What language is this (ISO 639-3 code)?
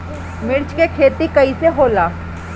bho